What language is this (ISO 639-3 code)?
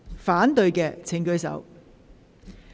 yue